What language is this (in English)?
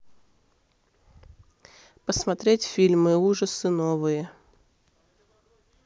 Russian